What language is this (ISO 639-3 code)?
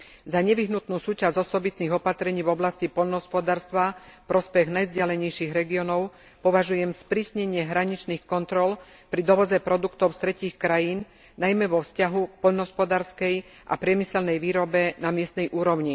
slk